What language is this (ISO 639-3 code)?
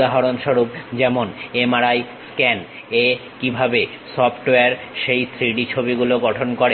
ben